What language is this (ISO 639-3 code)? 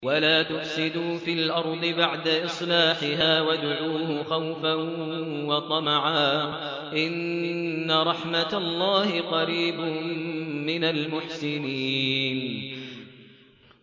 ara